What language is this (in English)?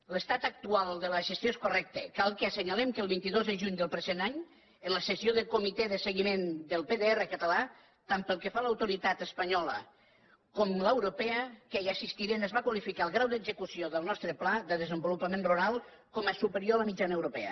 Catalan